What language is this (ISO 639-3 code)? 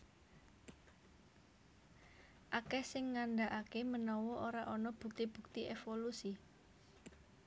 jav